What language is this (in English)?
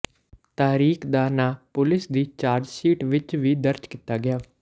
Punjabi